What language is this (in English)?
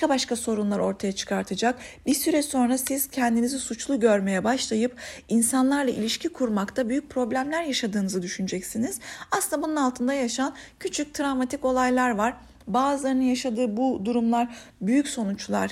Turkish